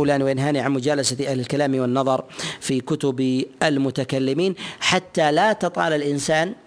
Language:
Arabic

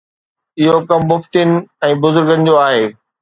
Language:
Sindhi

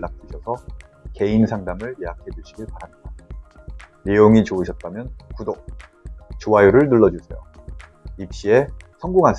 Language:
Korean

